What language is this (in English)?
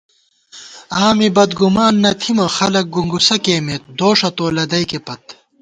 Gawar-Bati